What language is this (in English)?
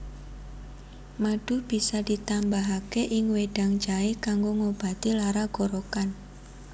Javanese